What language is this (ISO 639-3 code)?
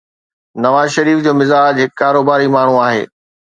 snd